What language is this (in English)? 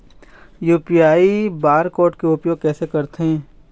Chhattisgarhi